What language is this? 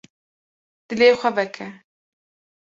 Kurdish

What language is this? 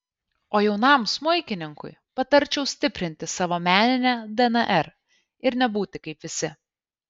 Lithuanian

